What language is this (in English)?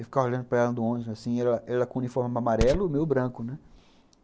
Portuguese